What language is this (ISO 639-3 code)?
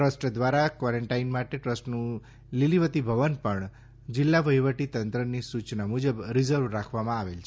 guj